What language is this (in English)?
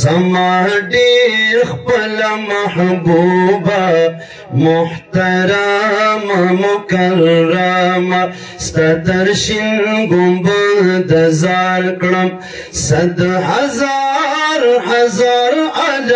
Arabic